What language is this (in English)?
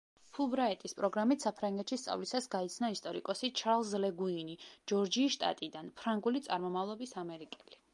Georgian